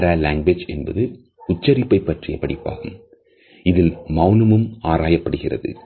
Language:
Tamil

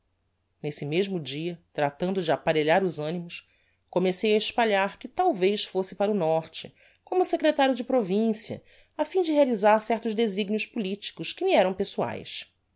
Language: Portuguese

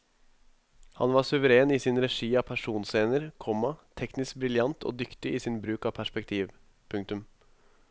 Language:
Norwegian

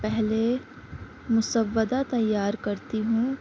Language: Urdu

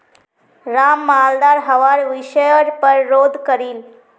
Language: Magahi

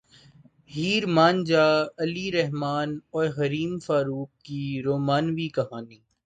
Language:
Urdu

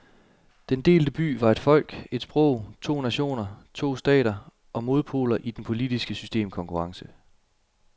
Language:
Danish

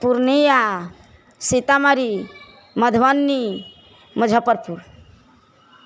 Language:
Maithili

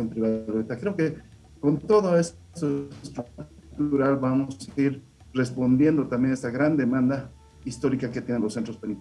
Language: Spanish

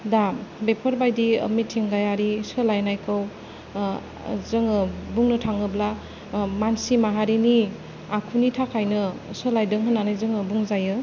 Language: Bodo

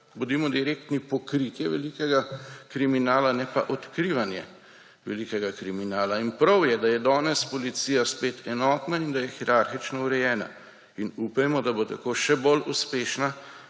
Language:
Slovenian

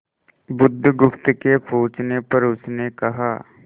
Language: Hindi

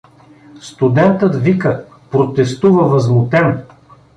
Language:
Bulgarian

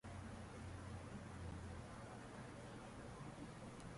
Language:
Uzbek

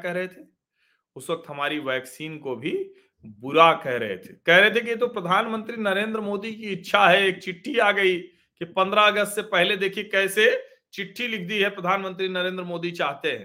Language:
Hindi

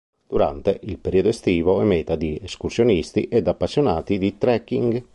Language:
Italian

